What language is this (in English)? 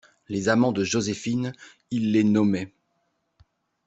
French